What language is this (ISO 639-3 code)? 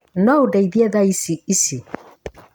kik